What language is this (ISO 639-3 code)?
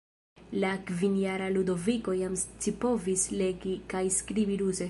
epo